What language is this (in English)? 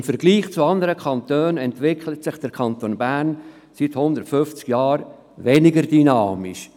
Swiss German